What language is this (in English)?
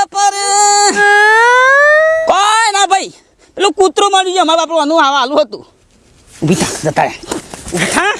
Gujarati